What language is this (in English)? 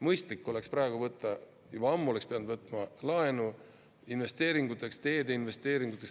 Estonian